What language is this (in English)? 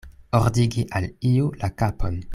Esperanto